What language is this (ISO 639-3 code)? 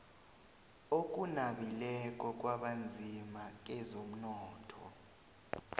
nbl